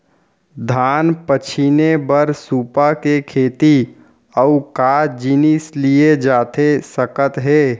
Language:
Chhattisgarhi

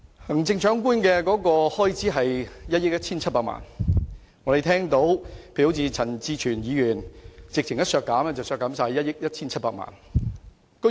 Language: Cantonese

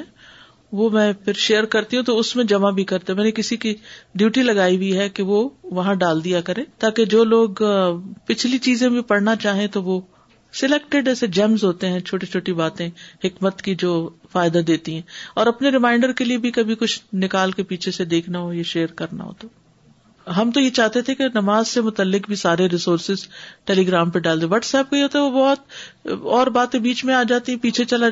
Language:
Urdu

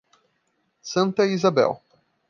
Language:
Portuguese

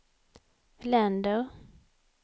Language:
Swedish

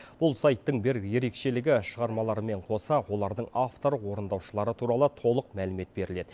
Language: Kazakh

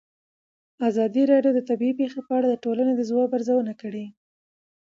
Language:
Pashto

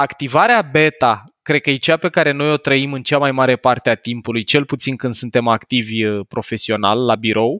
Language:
Romanian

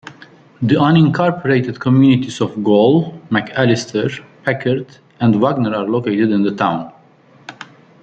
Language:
English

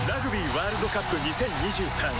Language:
Japanese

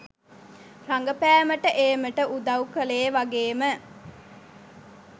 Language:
Sinhala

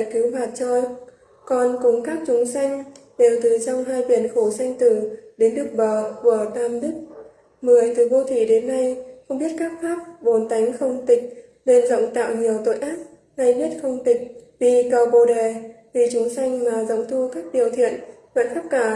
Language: Vietnamese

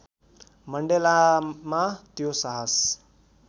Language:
Nepali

